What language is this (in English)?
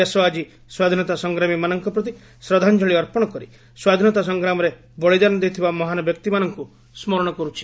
Odia